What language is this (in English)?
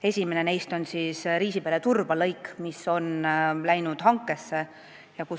Estonian